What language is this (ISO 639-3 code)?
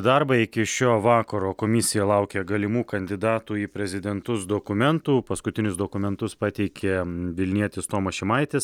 lit